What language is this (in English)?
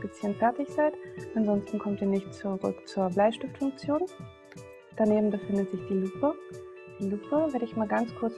German